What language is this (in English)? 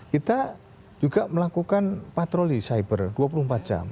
Indonesian